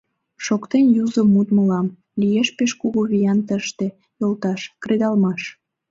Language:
Mari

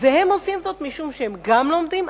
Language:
Hebrew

